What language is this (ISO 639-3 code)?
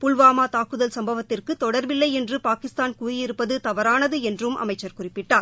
tam